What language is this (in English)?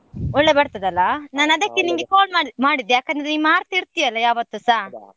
Kannada